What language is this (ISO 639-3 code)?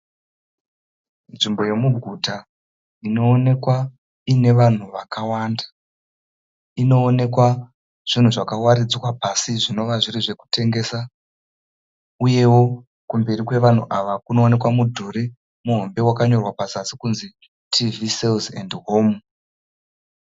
sna